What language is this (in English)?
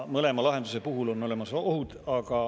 Estonian